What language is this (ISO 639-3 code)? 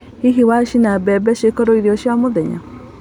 kik